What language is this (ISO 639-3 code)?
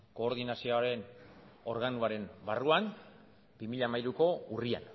eus